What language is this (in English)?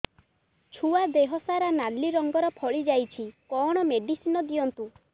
Odia